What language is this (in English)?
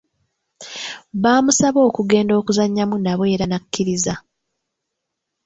Ganda